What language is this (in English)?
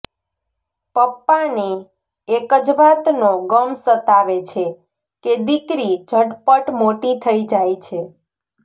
Gujarati